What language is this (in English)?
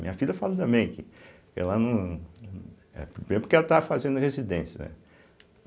Portuguese